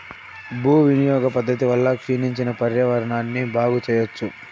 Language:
Telugu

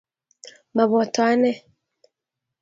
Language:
Kalenjin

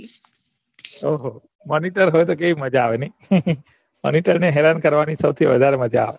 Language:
Gujarati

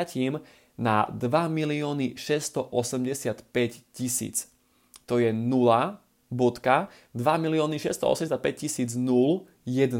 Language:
Slovak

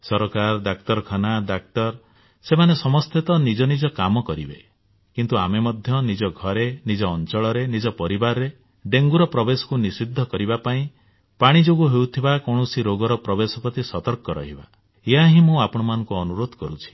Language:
Odia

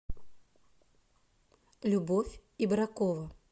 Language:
Russian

